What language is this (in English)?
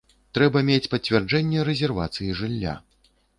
Belarusian